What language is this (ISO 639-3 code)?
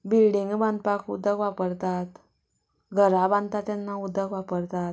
kok